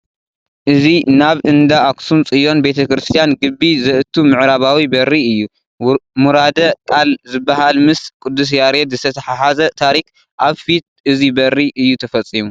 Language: Tigrinya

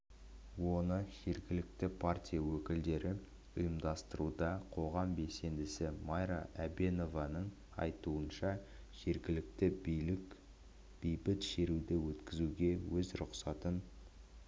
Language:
Kazakh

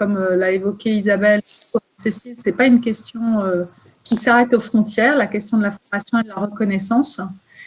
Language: French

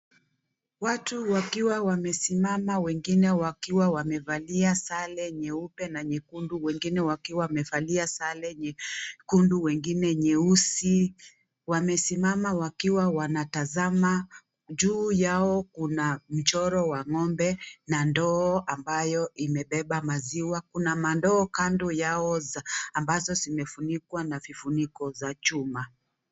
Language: Swahili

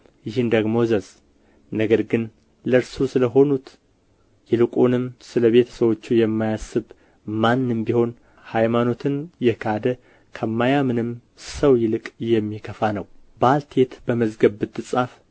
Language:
Amharic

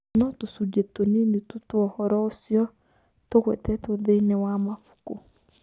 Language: Kikuyu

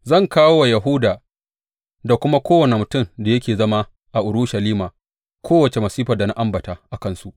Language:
Hausa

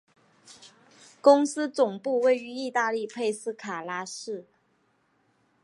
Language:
Chinese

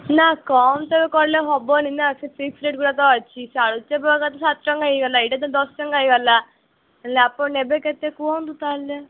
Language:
Odia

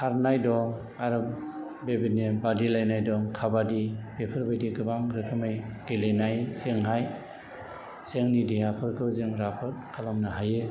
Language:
Bodo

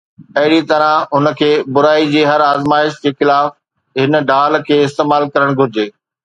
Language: Sindhi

